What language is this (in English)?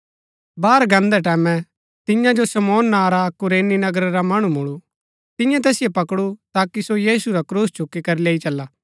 Gaddi